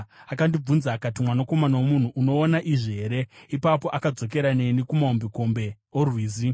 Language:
Shona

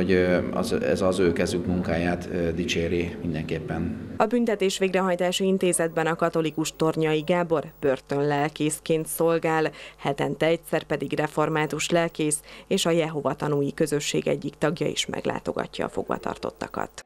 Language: Hungarian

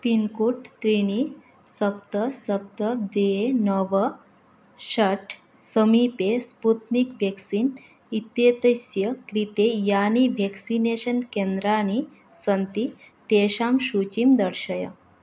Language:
Sanskrit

